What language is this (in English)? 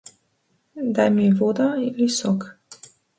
Macedonian